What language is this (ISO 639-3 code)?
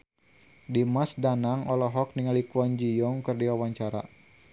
sun